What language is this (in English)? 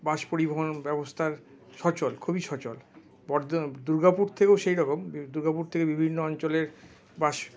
Bangla